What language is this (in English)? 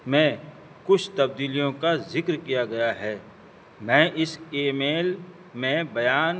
Urdu